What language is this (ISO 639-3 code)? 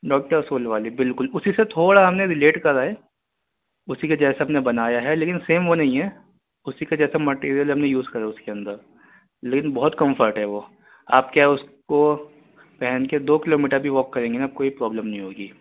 urd